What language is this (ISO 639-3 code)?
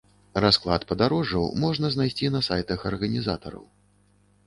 bel